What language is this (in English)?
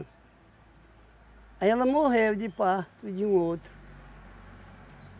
Portuguese